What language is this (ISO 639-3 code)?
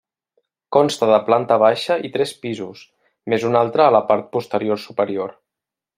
cat